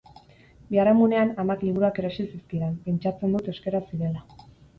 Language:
Basque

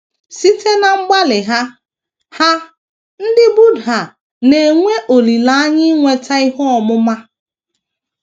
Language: Igbo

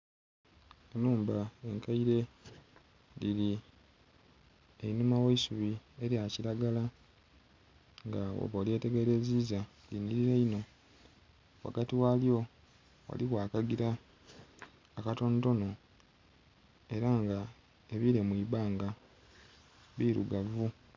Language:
Soga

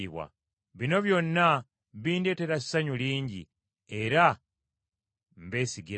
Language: Ganda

